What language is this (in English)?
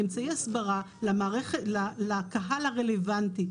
Hebrew